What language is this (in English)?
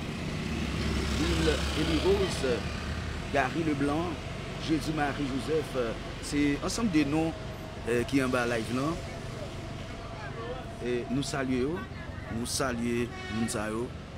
French